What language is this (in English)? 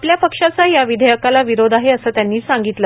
Marathi